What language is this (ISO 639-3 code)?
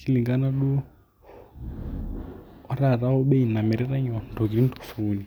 mas